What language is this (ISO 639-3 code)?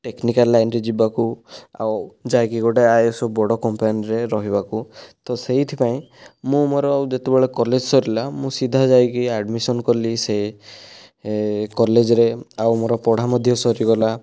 ori